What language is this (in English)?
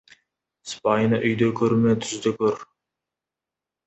Kazakh